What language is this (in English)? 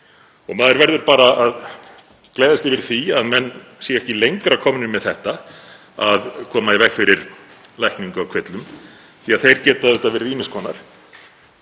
Icelandic